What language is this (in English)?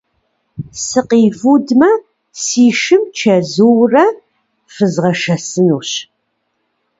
Kabardian